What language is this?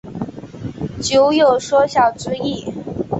Chinese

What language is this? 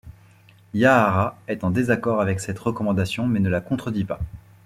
French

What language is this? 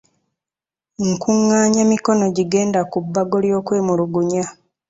Ganda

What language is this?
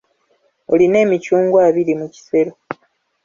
Ganda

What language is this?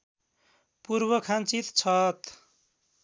Nepali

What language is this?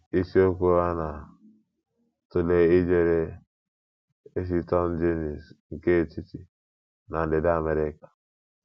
Igbo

